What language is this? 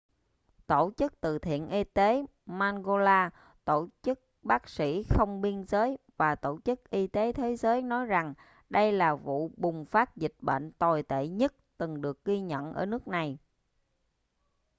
Vietnamese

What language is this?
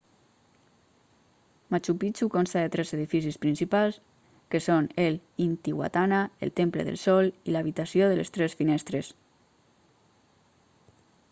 Catalan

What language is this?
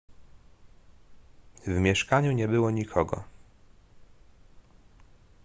Polish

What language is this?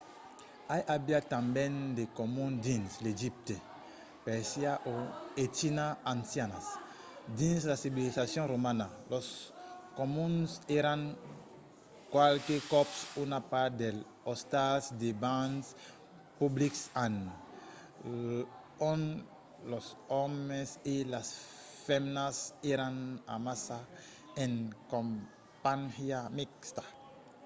Occitan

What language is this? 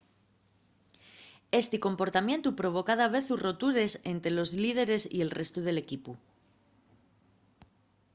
Asturian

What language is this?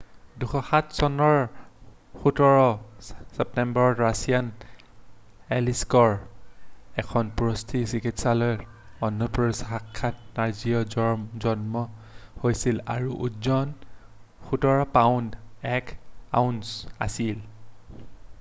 Assamese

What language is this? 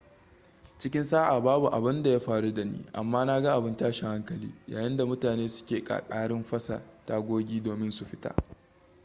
Hausa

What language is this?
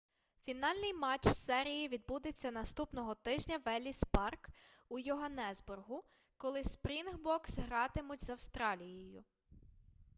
Ukrainian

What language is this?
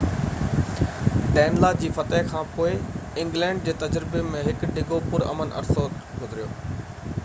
Sindhi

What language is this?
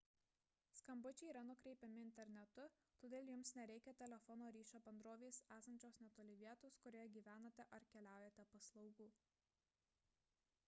Lithuanian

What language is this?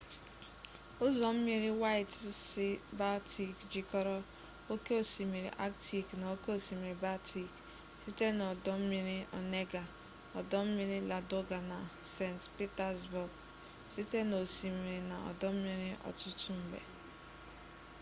Igbo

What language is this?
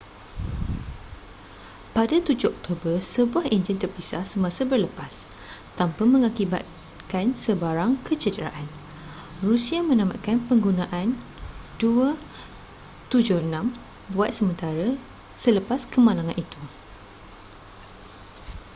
Malay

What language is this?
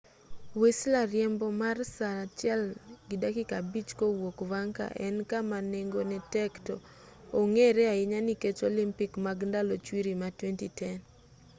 Luo (Kenya and Tanzania)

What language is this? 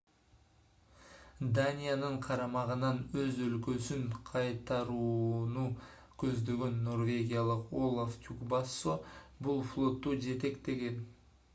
Kyrgyz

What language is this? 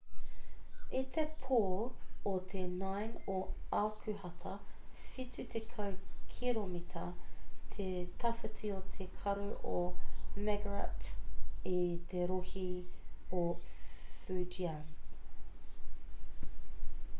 Māori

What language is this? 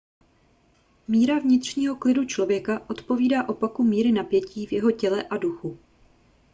Czech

